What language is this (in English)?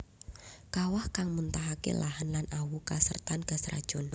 Javanese